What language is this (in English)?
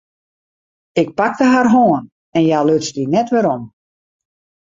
Western Frisian